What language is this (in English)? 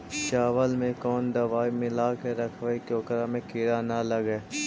Magahi